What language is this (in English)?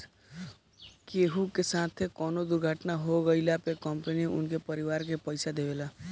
Bhojpuri